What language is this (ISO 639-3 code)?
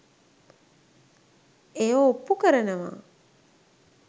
sin